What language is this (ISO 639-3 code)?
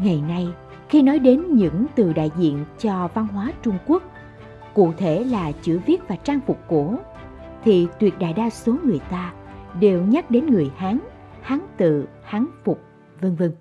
vie